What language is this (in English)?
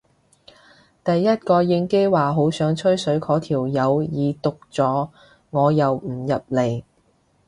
Cantonese